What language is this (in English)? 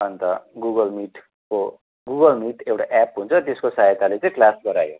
Nepali